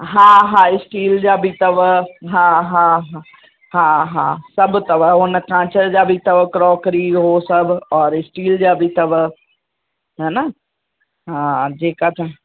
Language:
Sindhi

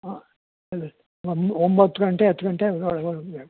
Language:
Kannada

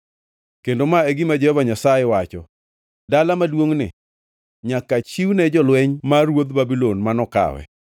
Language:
Luo (Kenya and Tanzania)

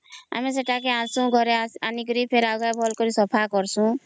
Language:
Odia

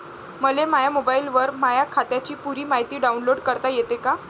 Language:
Marathi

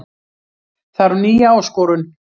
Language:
Icelandic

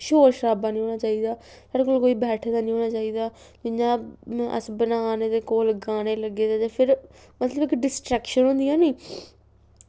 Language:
Dogri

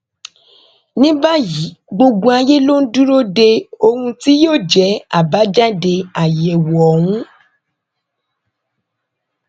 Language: Yoruba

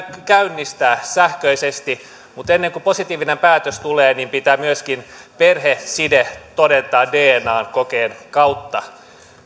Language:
Finnish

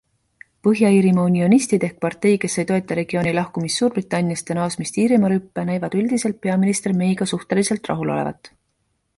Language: Estonian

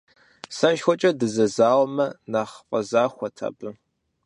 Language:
Kabardian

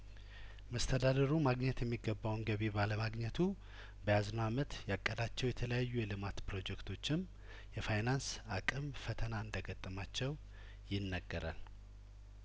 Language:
Amharic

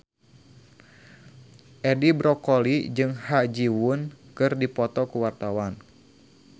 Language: Sundanese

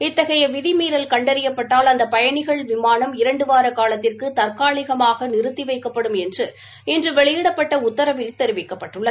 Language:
Tamil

